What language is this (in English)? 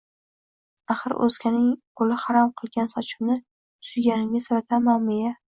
Uzbek